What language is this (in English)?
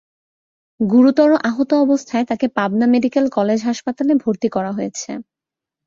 Bangla